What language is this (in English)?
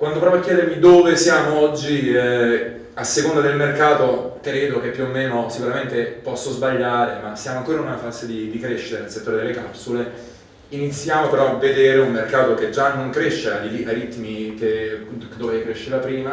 Italian